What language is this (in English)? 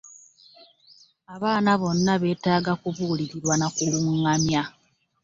Ganda